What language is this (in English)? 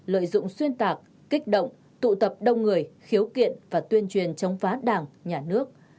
Vietnamese